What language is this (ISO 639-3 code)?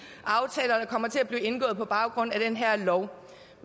dan